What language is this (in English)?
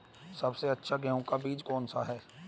Hindi